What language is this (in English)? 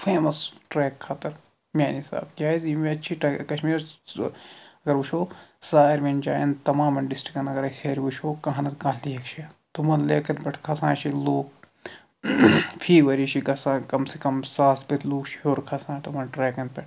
Kashmiri